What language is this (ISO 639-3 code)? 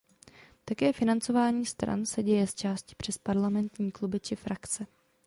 ces